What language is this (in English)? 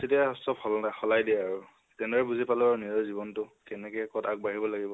Assamese